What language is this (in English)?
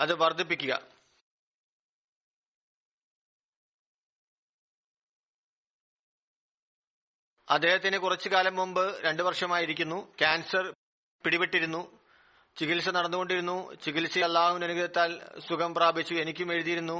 Malayalam